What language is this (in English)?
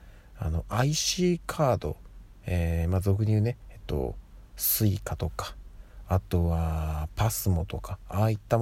Japanese